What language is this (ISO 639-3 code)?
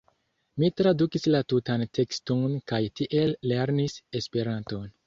epo